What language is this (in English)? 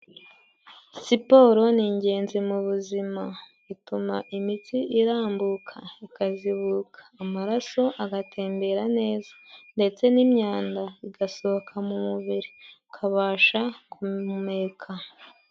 Kinyarwanda